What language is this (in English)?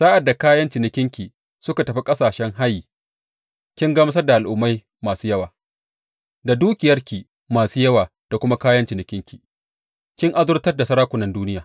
Hausa